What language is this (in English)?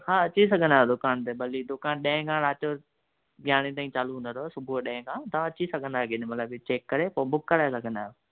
Sindhi